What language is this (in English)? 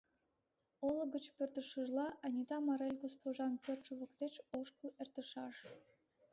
Mari